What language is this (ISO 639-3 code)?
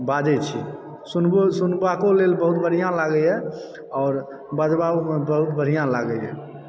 mai